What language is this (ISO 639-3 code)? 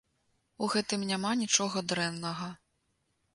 bel